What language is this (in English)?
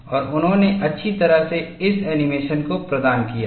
Hindi